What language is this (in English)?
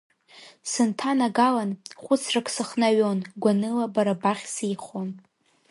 Abkhazian